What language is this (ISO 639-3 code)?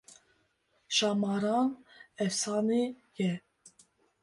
kur